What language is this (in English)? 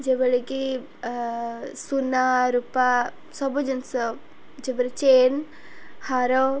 Odia